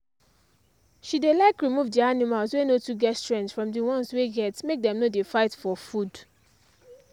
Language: Nigerian Pidgin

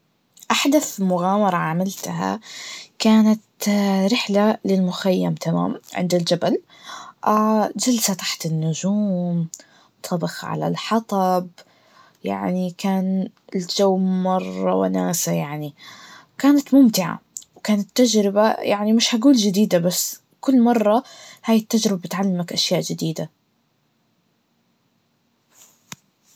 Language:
Najdi Arabic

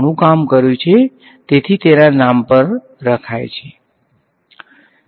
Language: Gujarati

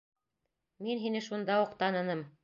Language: Bashkir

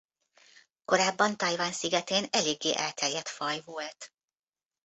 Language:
Hungarian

